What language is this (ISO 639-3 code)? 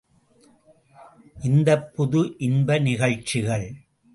tam